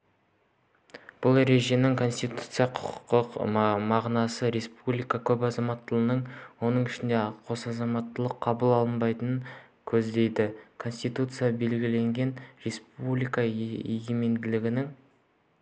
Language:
Kazakh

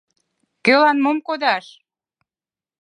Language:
Mari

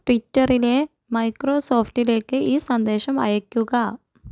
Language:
Malayalam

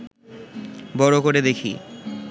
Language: Bangla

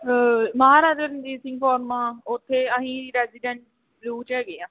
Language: Punjabi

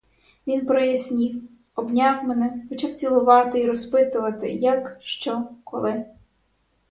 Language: Ukrainian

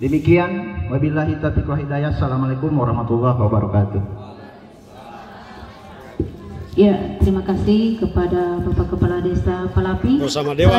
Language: Indonesian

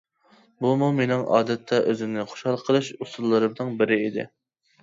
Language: Uyghur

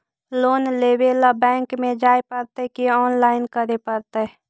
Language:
Magahi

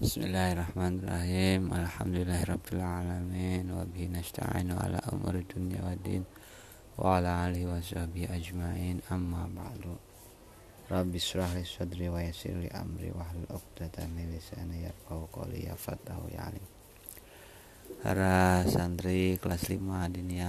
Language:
Indonesian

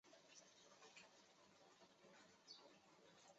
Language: Chinese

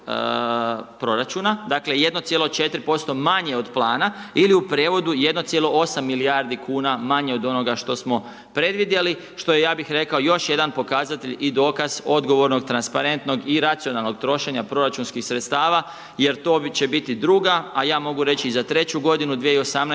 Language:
Croatian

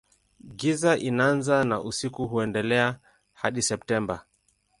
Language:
Swahili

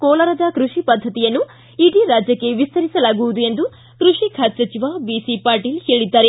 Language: Kannada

